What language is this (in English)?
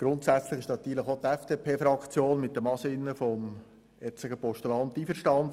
Swiss German